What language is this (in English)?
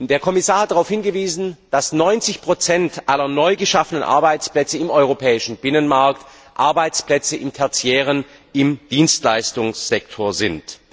German